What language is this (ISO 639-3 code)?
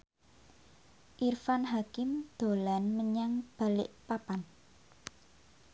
jav